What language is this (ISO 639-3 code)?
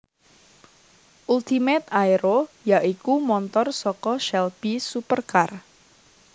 jav